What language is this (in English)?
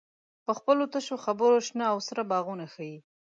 Pashto